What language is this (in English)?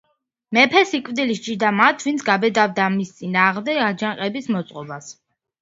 Georgian